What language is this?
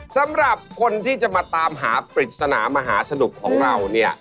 Thai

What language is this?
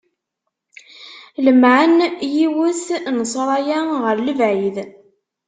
Kabyle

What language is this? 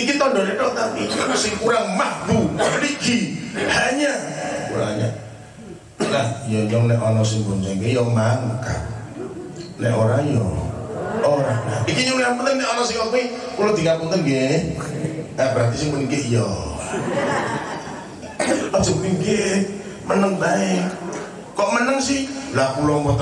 Indonesian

